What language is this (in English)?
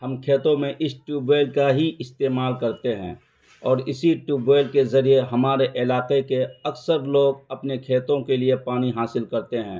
Urdu